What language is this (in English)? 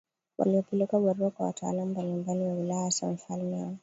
Swahili